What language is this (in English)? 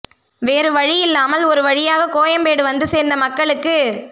Tamil